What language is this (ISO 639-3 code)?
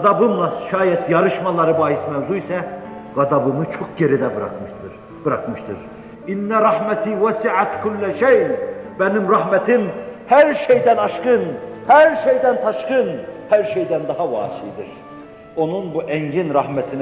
tur